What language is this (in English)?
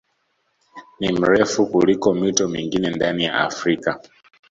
Swahili